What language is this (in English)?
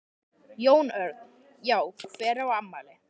Icelandic